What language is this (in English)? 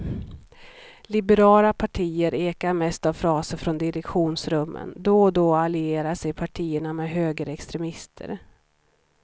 Swedish